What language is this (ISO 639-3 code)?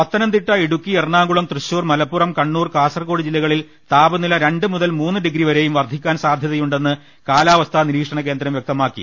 mal